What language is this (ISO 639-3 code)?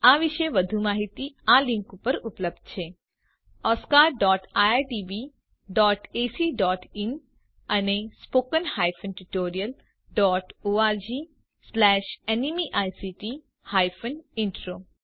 guj